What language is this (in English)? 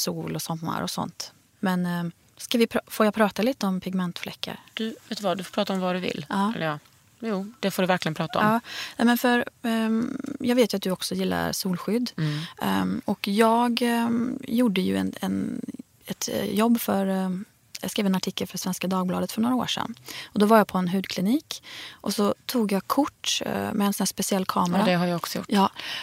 Swedish